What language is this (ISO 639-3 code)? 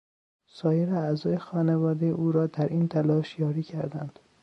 fas